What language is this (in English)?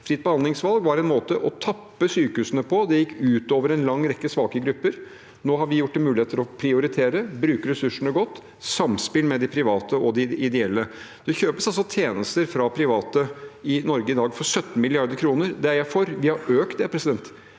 Norwegian